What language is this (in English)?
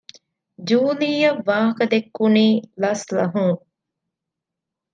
Divehi